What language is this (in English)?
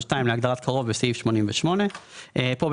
Hebrew